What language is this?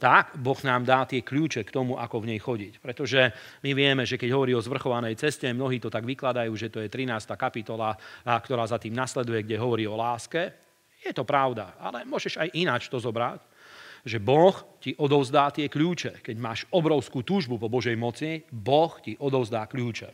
Slovak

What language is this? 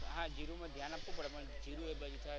Gujarati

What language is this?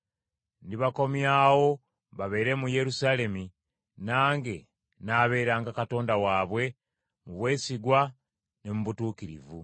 Ganda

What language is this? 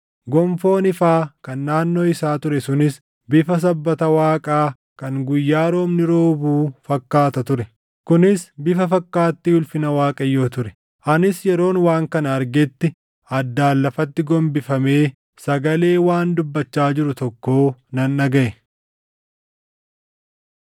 Oromo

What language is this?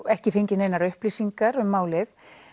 Icelandic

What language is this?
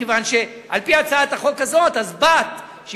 Hebrew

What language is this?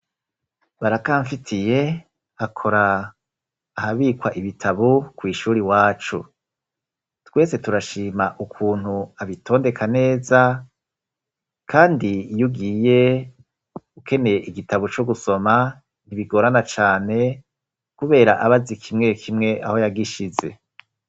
Rundi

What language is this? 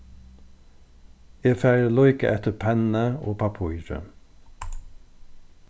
Faroese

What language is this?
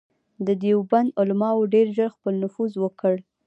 Pashto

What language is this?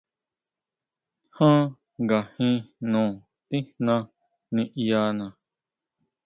Huautla Mazatec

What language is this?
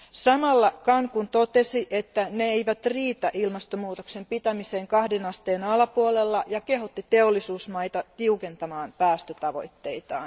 Finnish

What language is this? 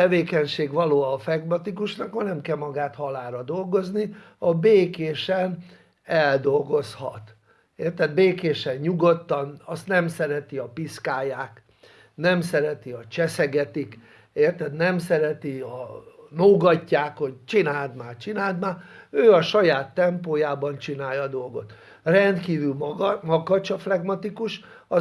Hungarian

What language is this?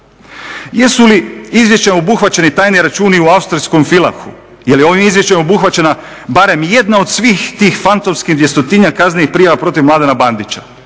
Croatian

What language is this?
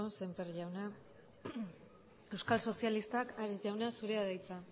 Basque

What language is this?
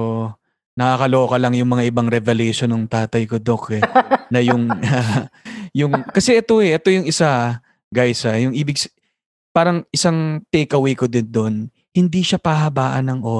Filipino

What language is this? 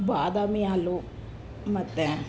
Kannada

